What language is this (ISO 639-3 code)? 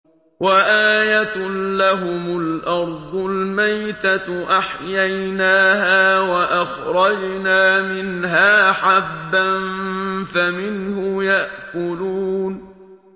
ara